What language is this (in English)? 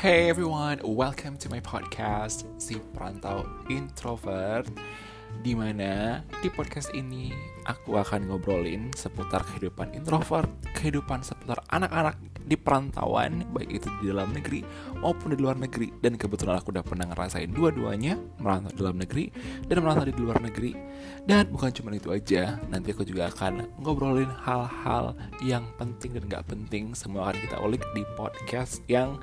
Indonesian